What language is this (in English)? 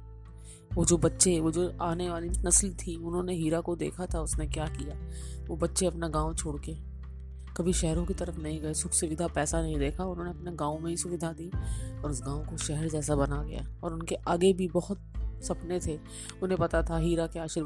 Hindi